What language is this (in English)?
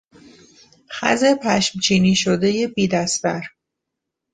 Persian